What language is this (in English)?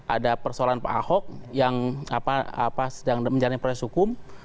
Indonesian